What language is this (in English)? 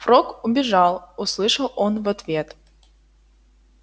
Russian